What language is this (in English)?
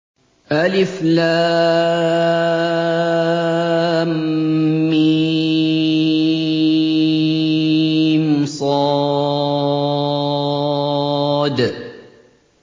Arabic